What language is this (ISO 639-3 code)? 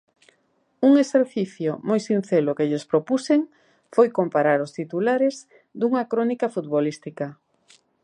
glg